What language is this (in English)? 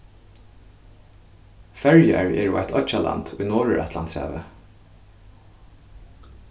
Faroese